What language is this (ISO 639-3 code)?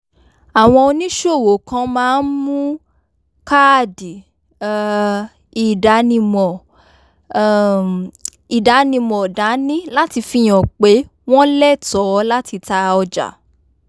yor